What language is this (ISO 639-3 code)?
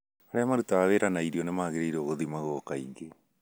kik